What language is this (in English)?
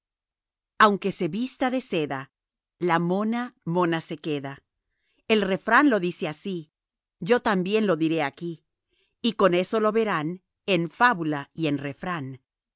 Spanish